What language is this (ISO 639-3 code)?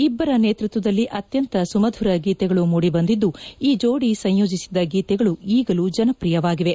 kan